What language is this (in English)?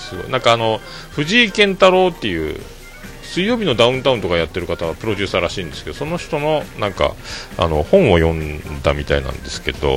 Japanese